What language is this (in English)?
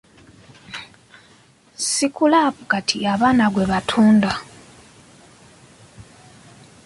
Ganda